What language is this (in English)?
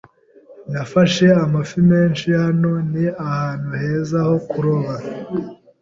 Kinyarwanda